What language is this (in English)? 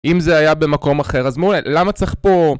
Hebrew